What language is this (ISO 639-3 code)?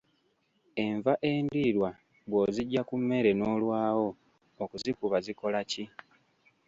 lug